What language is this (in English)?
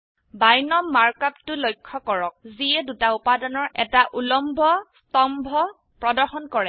Assamese